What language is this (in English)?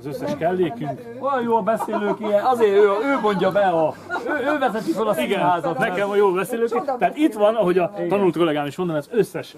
Hungarian